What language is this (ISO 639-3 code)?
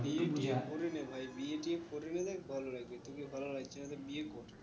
ben